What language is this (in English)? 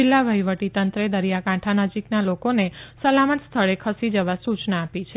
Gujarati